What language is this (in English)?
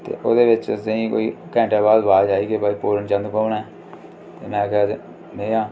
Dogri